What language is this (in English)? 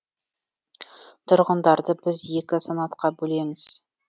Kazakh